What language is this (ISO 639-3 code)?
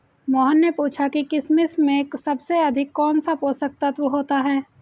hin